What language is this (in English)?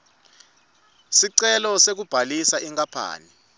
Swati